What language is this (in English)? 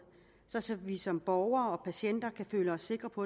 Danish